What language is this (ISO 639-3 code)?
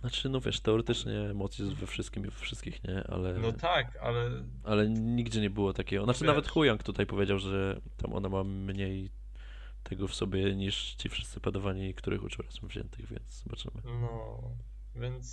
pol